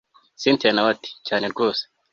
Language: Kinyarwanda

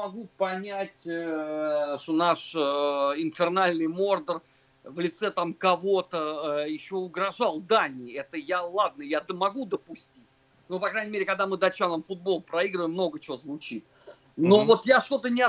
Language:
Russian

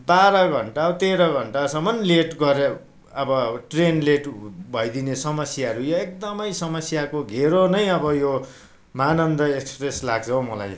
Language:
Nepali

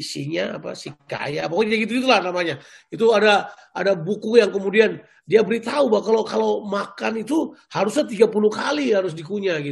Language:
Indonesian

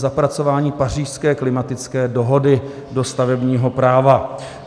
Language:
Czech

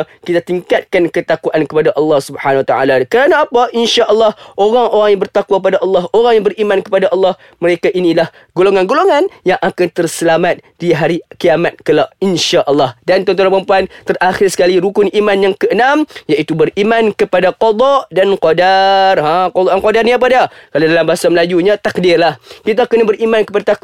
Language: Malay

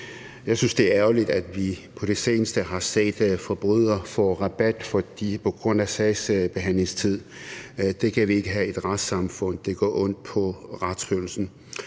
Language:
Danish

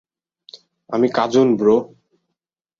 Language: Bangla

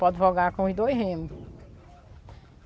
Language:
Portuguese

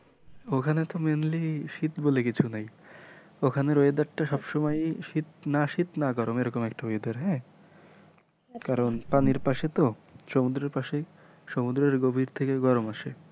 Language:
Bangla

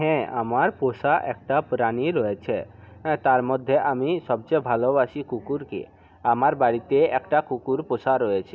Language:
Bangla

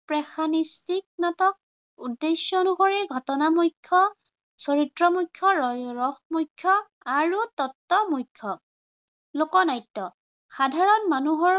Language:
Assamese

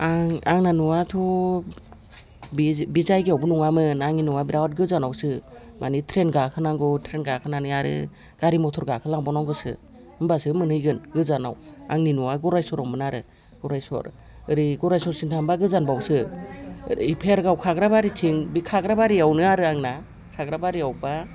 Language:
Bodo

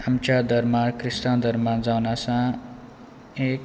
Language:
Konkani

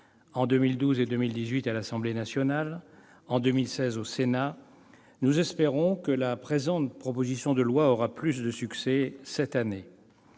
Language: French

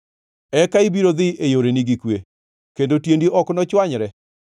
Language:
Luo (Kenya and Tanzania)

